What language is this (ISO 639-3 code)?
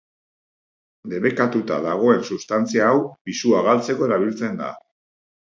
eus